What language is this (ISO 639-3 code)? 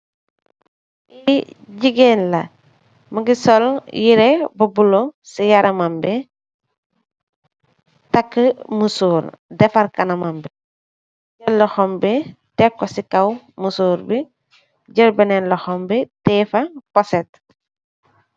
wol